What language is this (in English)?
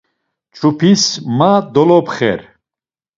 Laz